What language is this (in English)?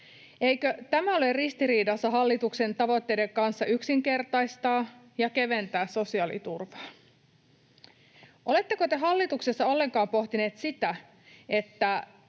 Finnish